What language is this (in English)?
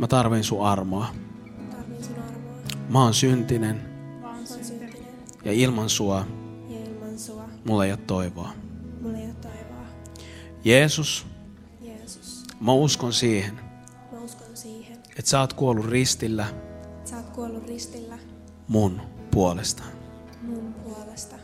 Finnish